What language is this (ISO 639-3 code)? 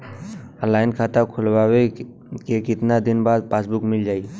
bho